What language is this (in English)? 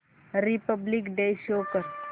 Marathi